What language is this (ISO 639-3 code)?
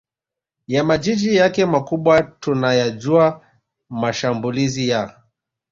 swa